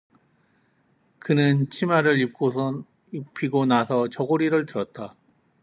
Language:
Korean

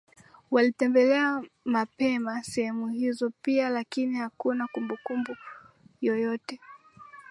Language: Swahili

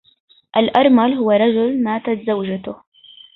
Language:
Arabic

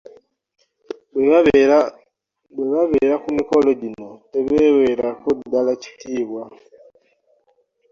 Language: Ganda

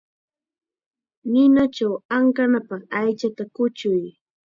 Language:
Chiquián Ancash Quechua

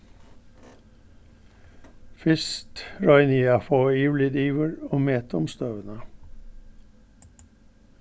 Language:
Faroese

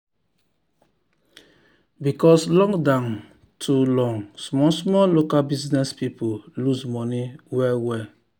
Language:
Nigerian Pidgin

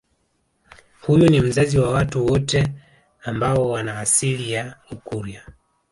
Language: Swahili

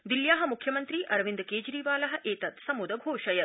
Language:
Sanskrit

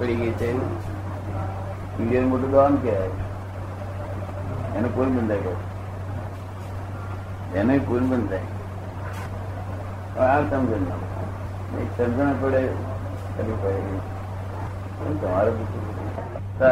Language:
Gujarati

